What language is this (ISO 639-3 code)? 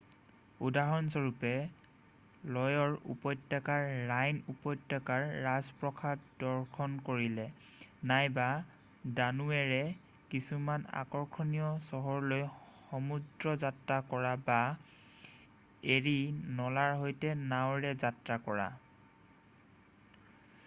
asm